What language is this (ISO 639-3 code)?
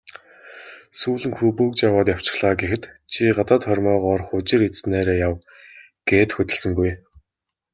mon